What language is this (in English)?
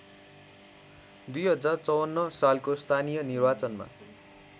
Nepali